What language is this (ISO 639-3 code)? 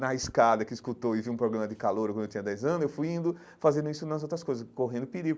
por